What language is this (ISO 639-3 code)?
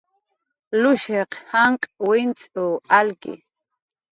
jqr